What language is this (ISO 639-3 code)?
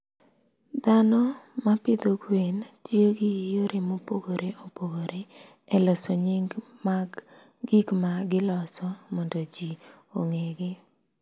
luo